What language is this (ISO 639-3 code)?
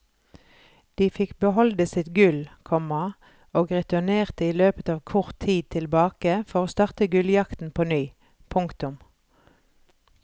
nor